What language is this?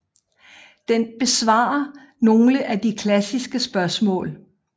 Danish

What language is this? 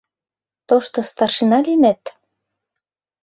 Mari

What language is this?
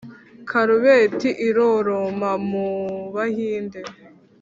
Kinyarwanda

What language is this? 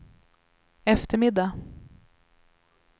Swedish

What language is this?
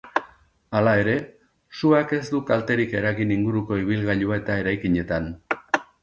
Basque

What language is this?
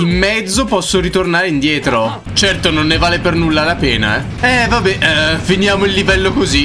Italian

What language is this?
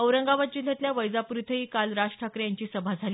Marathi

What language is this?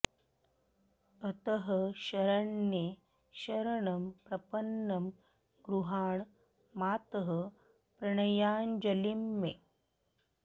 Sanskrit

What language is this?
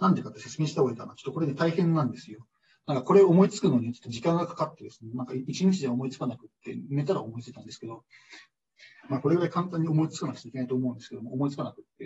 Japanese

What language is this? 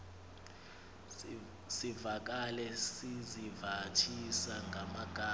Xhosa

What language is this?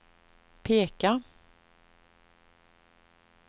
Swedish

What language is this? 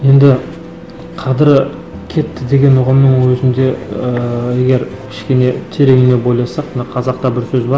Kazakh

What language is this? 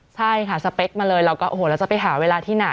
Thai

